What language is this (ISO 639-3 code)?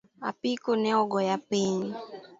luo